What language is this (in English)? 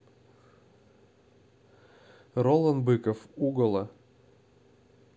Russian